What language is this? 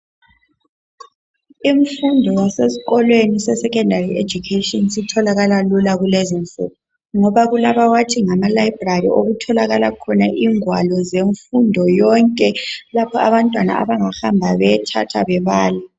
North Ndebele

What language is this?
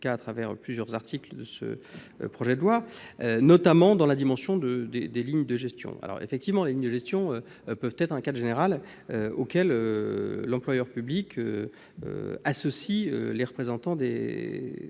French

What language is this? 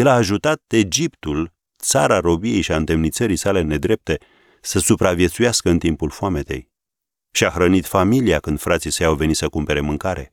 Romanian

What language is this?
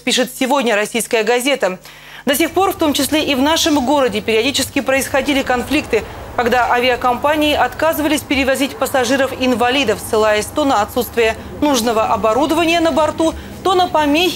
Russian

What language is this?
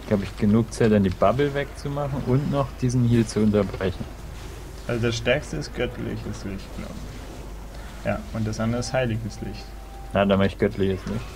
German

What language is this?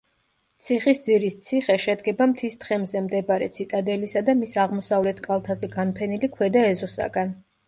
Georgian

